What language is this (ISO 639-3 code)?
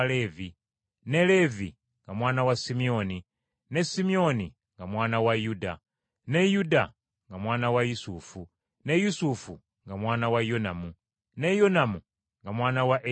lug